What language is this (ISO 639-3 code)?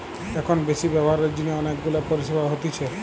ben